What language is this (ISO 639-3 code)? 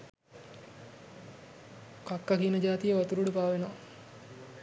sin